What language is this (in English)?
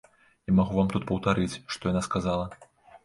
Belarusian